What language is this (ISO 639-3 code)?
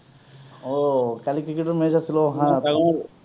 asm